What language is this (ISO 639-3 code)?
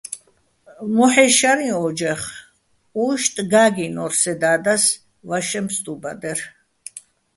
bbl